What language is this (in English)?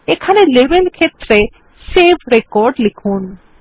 Bangla